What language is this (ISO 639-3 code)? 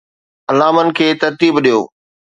snd